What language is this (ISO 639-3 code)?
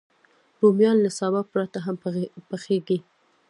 pus